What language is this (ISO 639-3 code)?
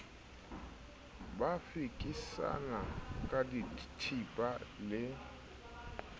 sot